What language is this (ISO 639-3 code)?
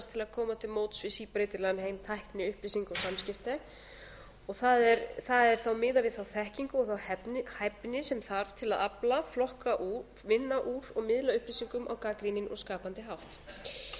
isl